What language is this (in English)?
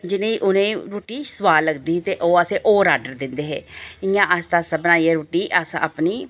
Dogri